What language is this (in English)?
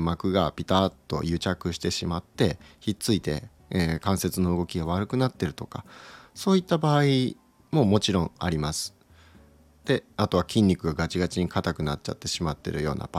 Japanese